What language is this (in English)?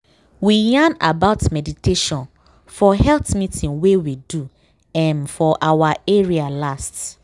Nigerian Pidgin